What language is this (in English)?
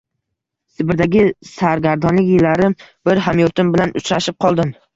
Uzbek